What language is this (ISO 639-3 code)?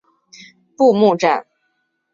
zho